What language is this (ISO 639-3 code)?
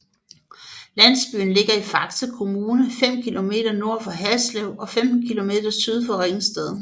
dan